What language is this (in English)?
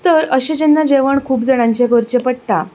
Konkani